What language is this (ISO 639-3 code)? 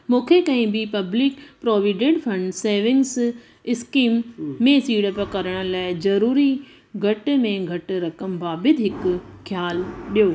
snd